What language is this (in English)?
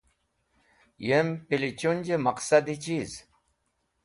Wakhi